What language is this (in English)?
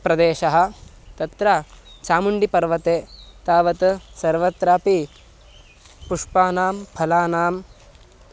Sanskrit